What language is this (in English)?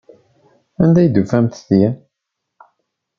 Kabyle